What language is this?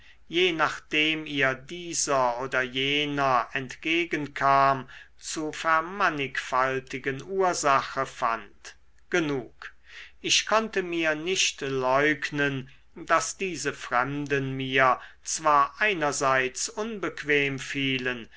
German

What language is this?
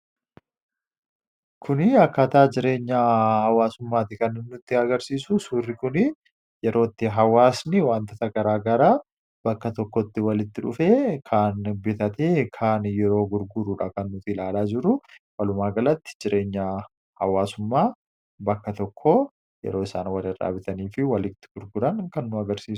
Oromo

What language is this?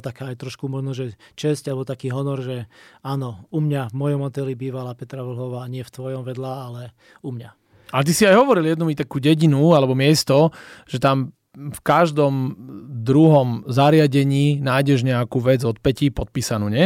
Slovak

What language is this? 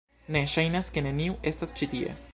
Esperanto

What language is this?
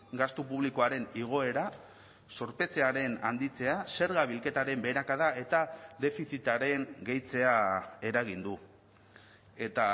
Basque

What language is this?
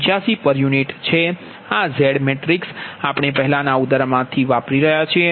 Gujarati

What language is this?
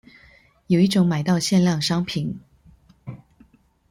Chinese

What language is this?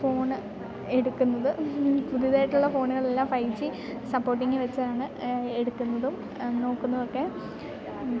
Malayalam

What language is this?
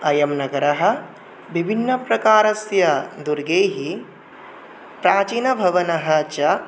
Sanskrit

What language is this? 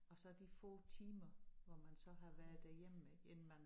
Danish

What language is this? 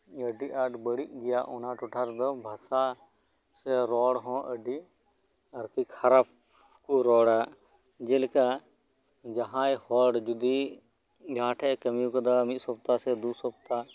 Santali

